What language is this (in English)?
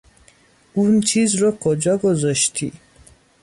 Persian